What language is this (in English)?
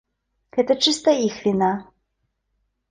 Belarusian